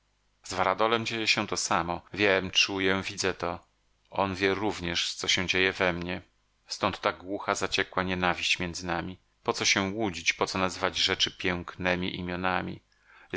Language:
Polish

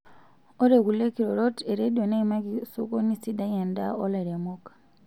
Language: Masai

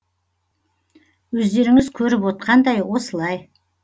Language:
Kazakh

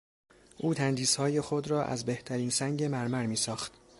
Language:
Persian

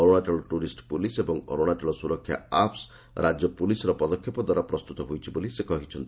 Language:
Odia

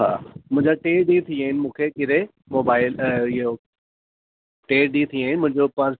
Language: Sindhi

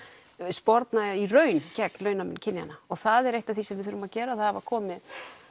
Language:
Icelandic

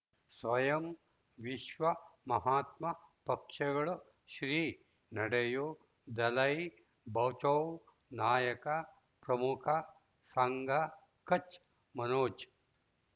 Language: Kannada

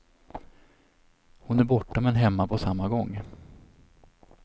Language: Swedish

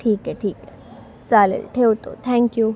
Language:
Marathi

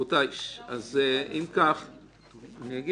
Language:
Hebrew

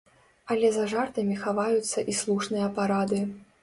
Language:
Belarusian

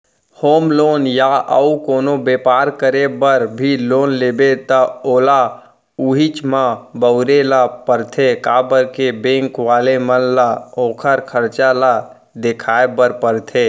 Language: Chhattisgarhi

